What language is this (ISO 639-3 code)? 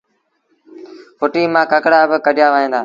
sbn